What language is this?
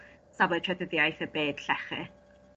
Welsh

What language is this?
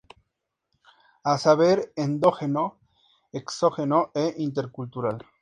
Spanish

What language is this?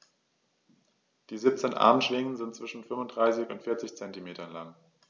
German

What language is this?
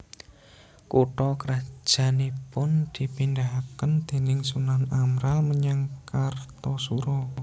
Javanese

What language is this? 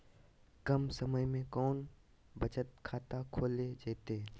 Magahi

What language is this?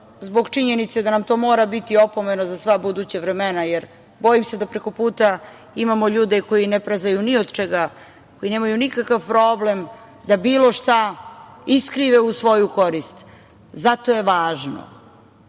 Serbian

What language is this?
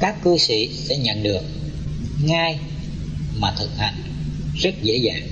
Vietnamese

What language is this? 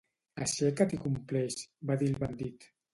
Catalan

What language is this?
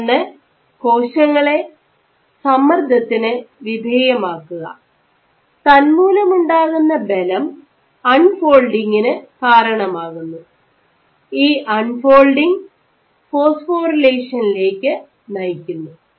Malayalam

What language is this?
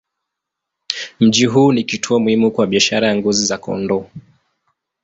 Swahili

